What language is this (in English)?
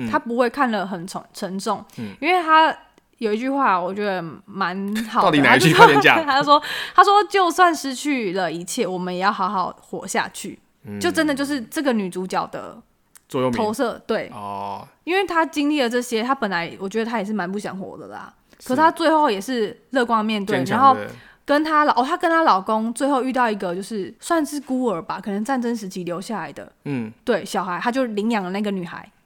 Chinese